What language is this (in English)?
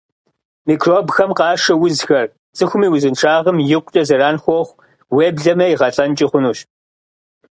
Kabardian